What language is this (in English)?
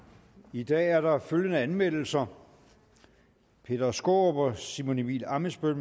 Danish